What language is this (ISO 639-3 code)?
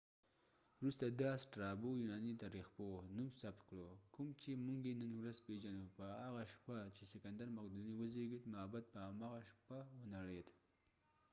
pus